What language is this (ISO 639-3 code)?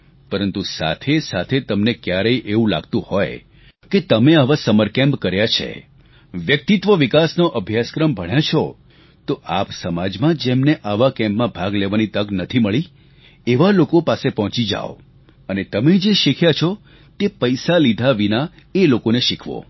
guj